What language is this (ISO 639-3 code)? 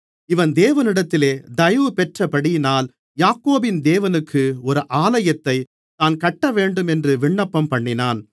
tam